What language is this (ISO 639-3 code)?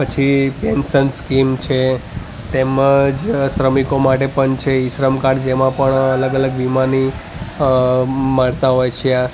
guj